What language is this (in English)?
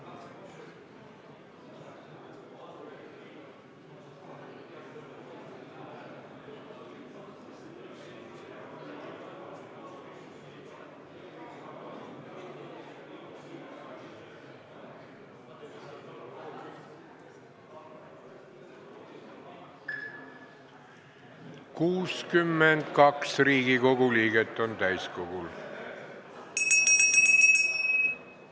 Estonian